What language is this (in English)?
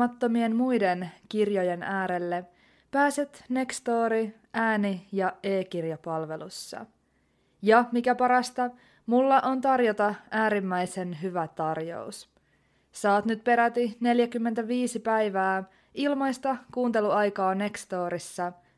Finnish